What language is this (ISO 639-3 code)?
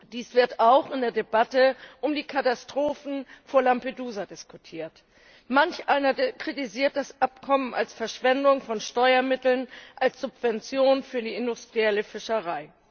deu